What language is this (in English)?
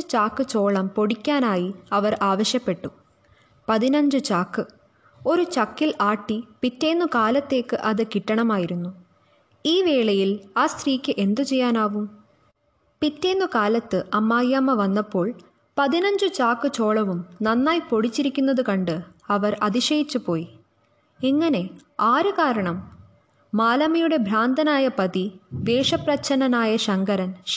Malayalam